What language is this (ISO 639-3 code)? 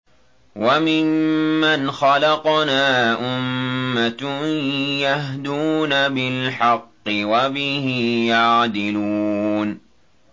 ara